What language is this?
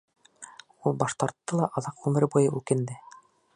Bashkir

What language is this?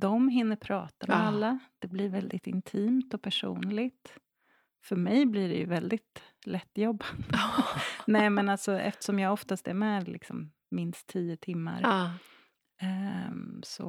Swedish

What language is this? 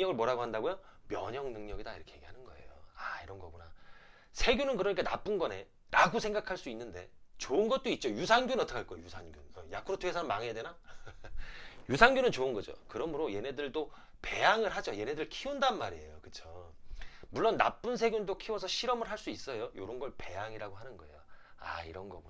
Korean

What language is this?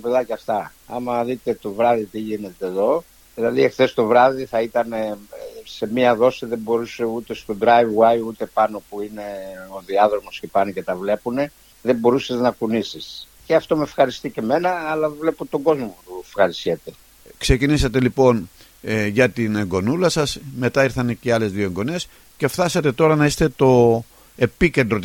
Greek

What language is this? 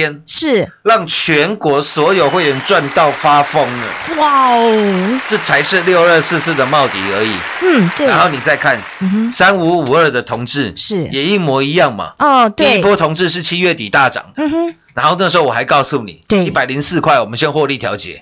Chinese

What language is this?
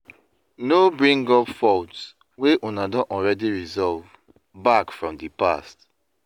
Nigerian Pidgin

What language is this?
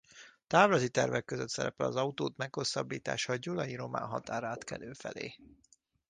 Hungarian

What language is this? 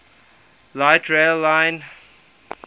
English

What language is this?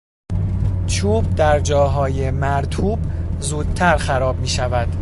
Persian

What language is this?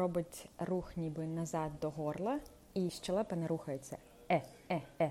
Ukrainian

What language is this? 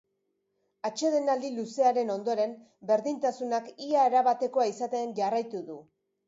Basque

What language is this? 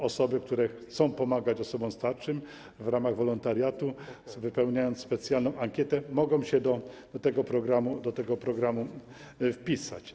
Polish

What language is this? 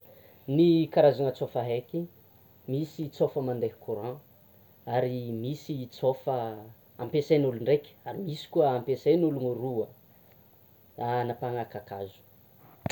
Tsimihety Malagasy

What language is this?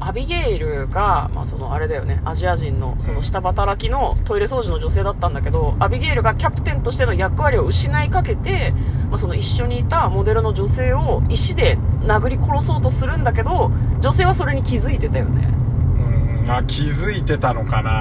Japanese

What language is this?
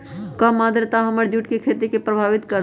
Magahi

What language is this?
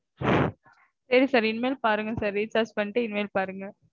Tamil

